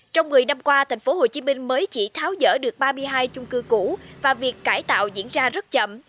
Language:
Vietnamese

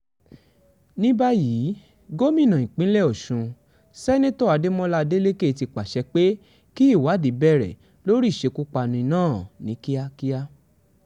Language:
Yoruba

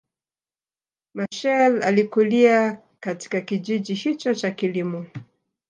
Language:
Swahili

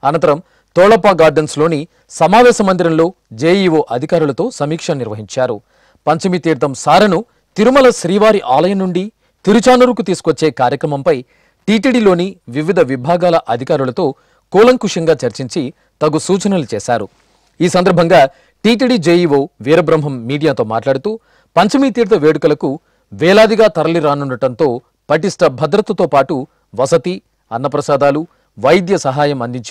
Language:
Telugu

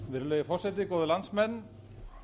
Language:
Icelandic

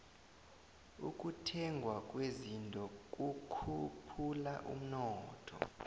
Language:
South Ndebele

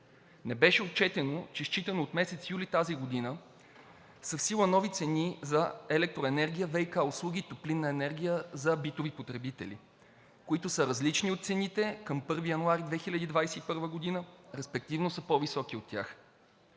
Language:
Bulgarian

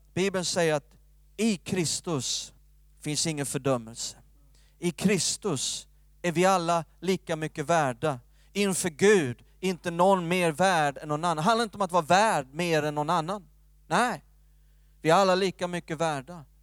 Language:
Swedish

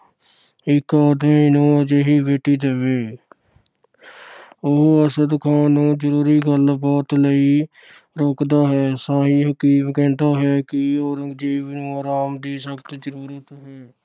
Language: Punjabi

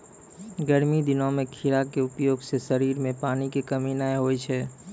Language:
Maithili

